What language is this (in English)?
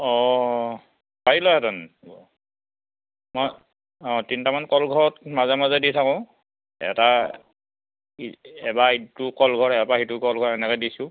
Assamese